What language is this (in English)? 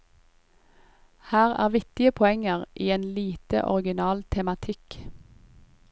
Norwegian